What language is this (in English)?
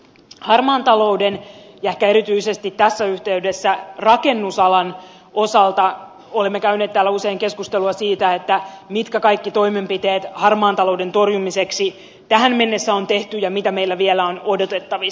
Finnish